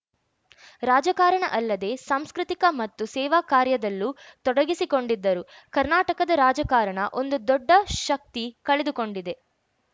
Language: Kannada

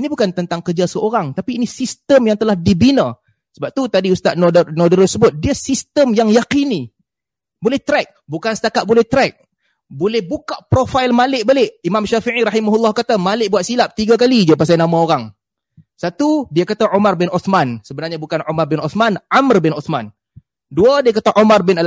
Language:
Malay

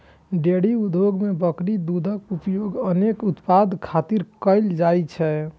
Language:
Maithili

